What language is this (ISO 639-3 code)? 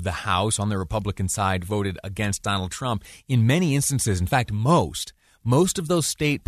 eng